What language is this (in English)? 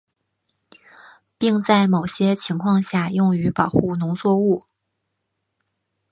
Chinese